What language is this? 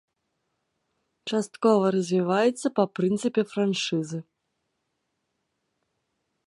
Belarusian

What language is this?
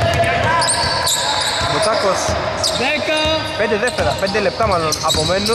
Greek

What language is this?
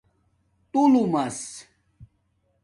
Domaaki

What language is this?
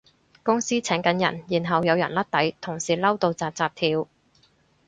Cantonese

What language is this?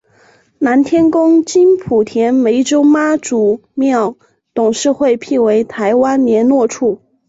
Chinese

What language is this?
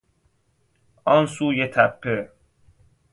Persian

